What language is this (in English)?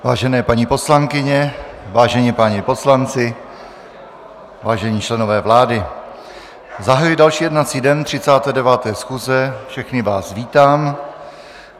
Czech